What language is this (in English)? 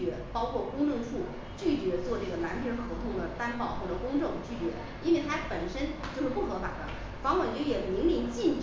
Chinese